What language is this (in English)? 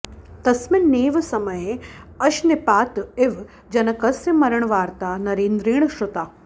Sanskrit